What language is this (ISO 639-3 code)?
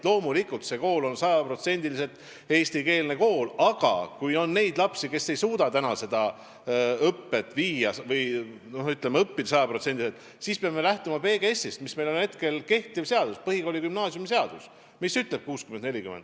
est